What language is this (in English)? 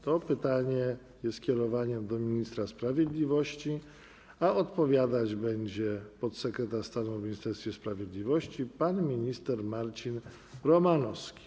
Polish